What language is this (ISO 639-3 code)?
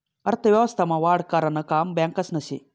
mar